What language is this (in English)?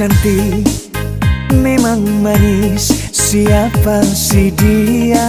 Indonesian